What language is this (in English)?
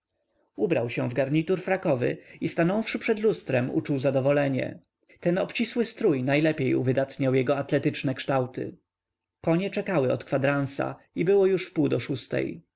Polish